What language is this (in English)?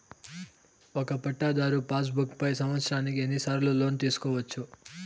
Telugu